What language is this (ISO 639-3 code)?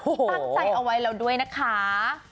tha